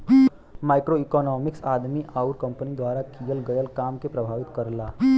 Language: Bhojpuri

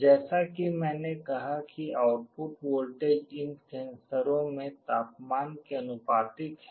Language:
Hindi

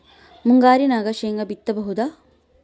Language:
Kannada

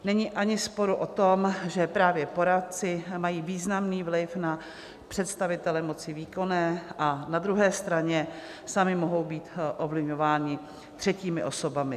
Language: Czech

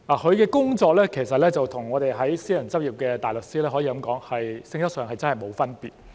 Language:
Cantonese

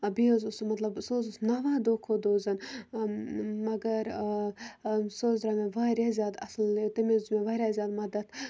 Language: Kashmiri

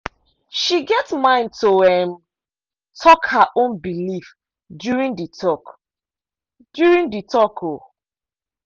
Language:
Nigerian Pidgin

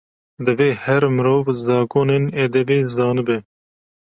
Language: Kurdish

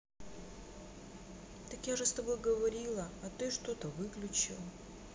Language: Russian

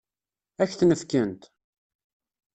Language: Kabyle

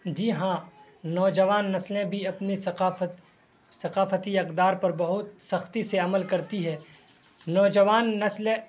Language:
Urdu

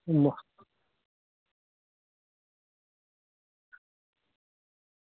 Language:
Dogri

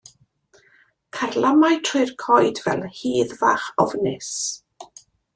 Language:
Welsh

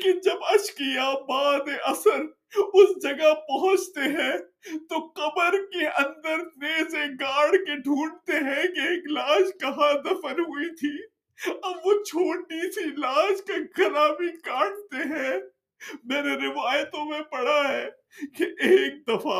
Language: Urdu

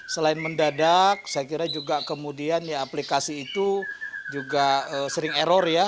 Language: Indonesian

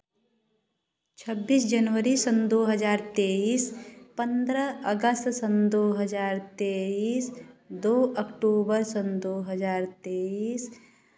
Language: Hindi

